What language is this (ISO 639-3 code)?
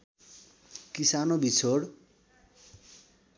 nep